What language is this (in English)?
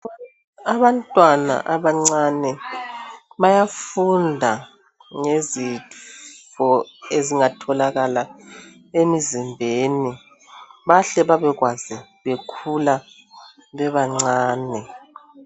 North Ndebele